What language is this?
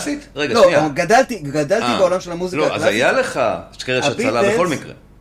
Hebrew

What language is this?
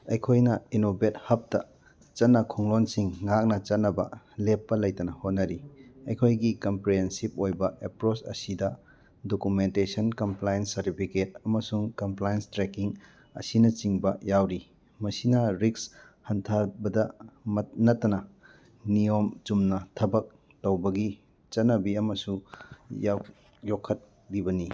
Manipuri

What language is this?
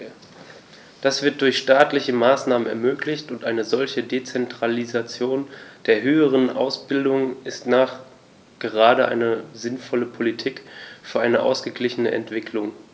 German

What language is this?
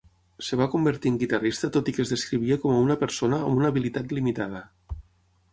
Catalan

